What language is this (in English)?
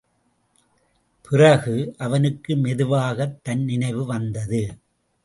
Tamil